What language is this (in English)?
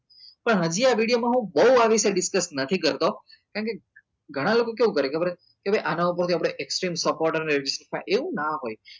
Gujarati